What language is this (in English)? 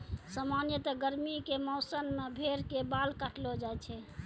Maithili